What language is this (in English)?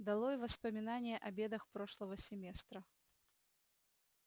Russian